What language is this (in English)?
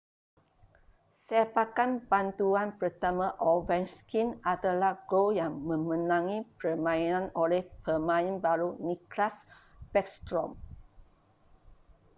Malay